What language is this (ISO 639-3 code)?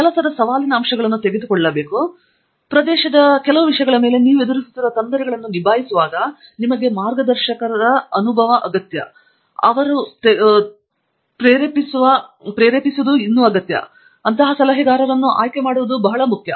kan